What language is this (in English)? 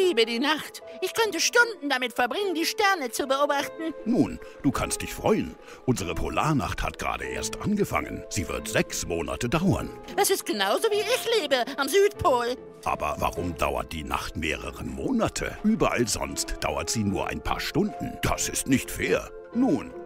German